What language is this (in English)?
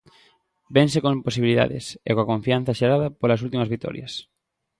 Galician